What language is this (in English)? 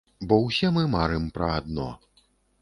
Belarusian